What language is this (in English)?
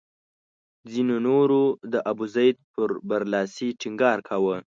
Pashto